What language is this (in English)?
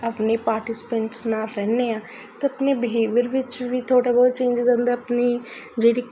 Punjabi